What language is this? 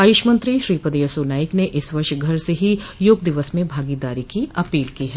Hindi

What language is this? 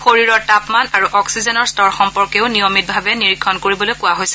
Assamese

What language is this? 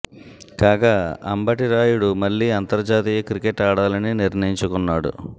Telugu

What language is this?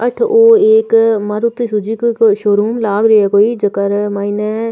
Rajasthani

